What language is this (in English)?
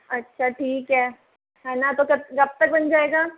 Hindi